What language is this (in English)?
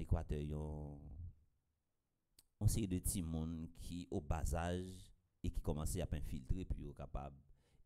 French